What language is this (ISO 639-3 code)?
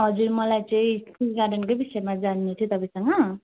nep